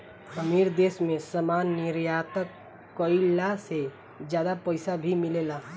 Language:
Bhojpuri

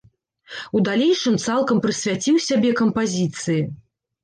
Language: Belarusian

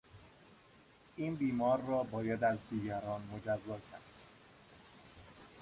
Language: Persian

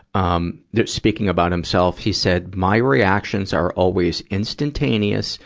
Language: English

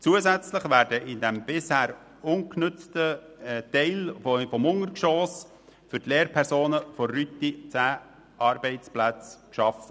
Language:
Swiss German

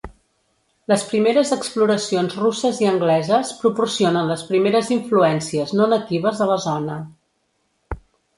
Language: Catalan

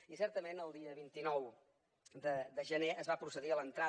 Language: Catalan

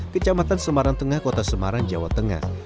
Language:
Indonesian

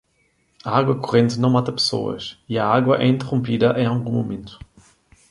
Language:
Portuguese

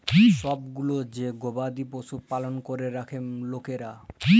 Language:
Bangla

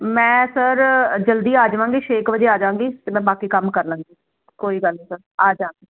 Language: Punjabi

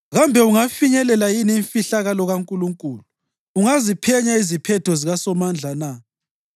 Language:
North Ndebele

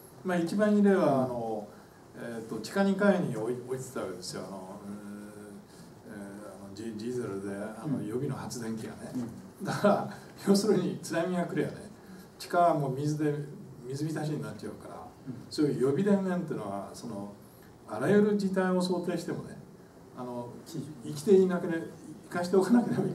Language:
Japanese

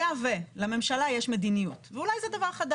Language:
Hebrew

